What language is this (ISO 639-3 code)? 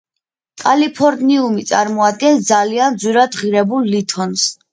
kat